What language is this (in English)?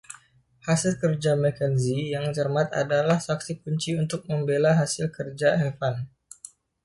Indonesian